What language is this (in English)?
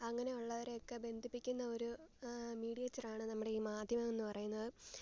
Malayalam